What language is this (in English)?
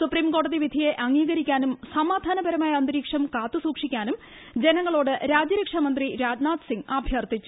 Malayalam